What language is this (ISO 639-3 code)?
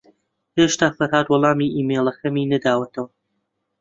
ckb